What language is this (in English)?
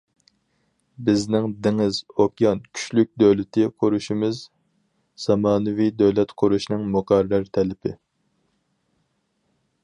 Uyghur